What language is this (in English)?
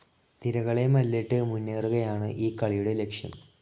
Malayalam